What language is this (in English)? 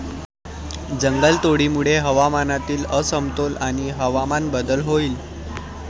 Marathi